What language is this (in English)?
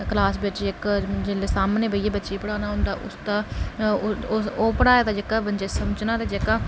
Dogri